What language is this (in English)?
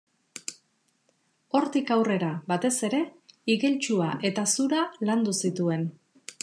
Basque